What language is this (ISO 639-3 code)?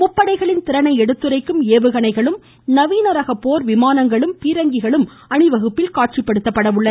tam